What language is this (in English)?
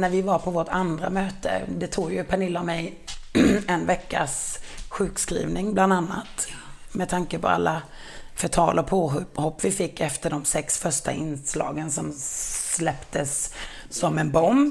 Swedish